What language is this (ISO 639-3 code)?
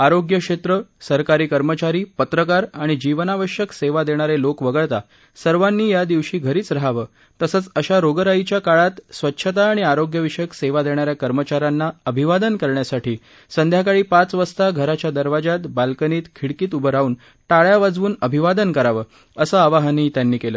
mar